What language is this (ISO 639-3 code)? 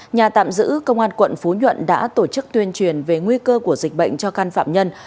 vie